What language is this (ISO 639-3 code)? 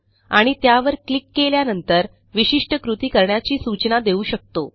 mar